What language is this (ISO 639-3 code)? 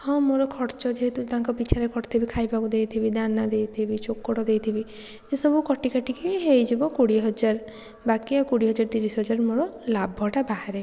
ori